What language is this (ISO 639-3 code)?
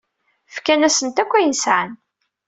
kab